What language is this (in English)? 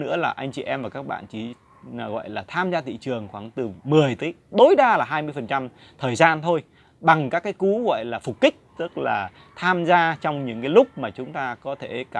Vietnamese